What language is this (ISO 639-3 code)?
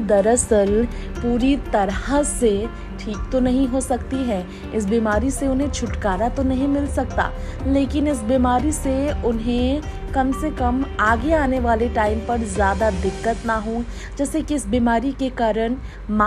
hin